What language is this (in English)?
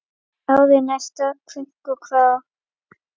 Icelandic